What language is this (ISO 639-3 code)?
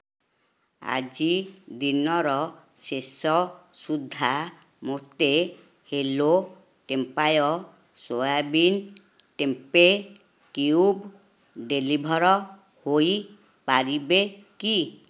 ori